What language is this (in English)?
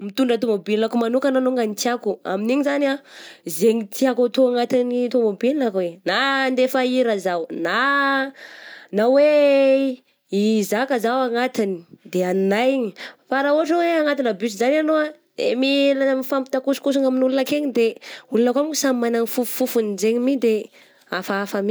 Southern Betsimisaraka Malagasy